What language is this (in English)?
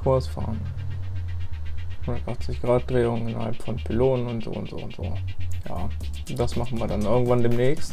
German